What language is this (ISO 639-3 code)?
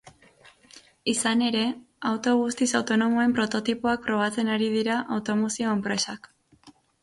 eus